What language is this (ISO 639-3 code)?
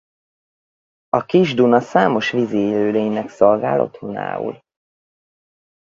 hun